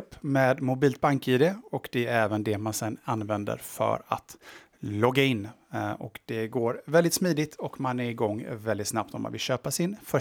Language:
Swedish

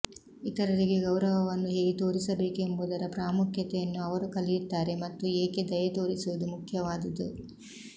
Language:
Kannada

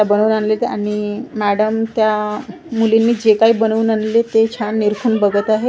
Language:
Marathi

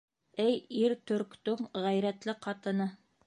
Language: Bashkir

